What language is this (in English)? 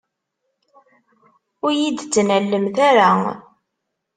Kabyle